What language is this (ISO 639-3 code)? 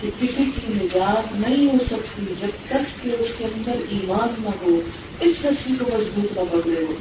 urd